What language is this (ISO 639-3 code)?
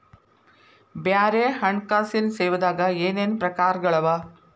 kan